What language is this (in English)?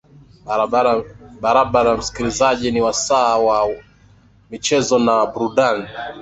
Swahili